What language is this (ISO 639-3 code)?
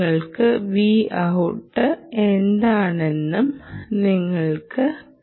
mal